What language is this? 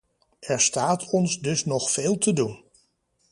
Dutch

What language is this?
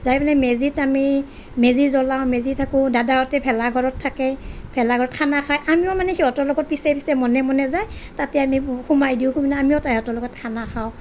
Assamese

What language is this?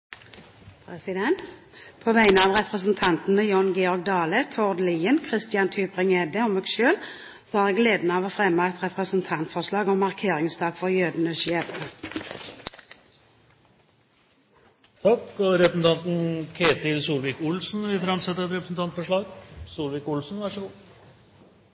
Norwegian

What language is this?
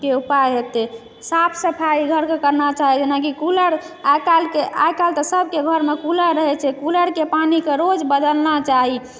Maithili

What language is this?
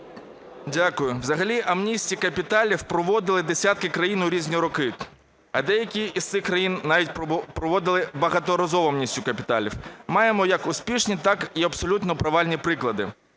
Ukrainian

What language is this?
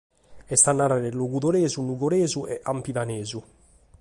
Sardinian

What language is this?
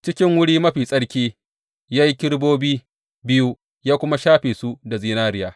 Hausa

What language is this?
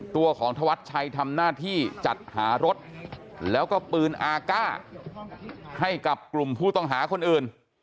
Thai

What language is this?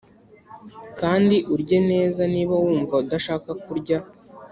Kinyarwanda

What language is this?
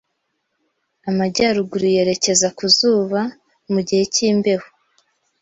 Kinyarwanda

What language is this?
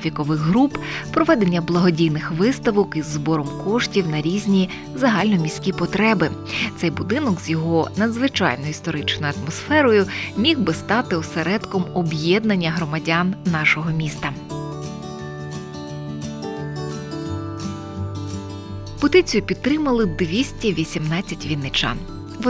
Ukrainian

